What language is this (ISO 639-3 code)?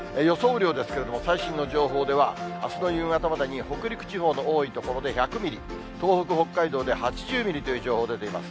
jpn